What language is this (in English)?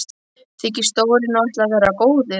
Icelandic